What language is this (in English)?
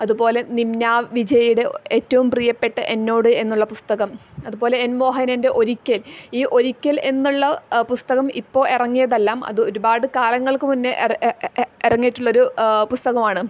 Malayalam